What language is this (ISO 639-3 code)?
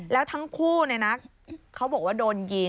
tha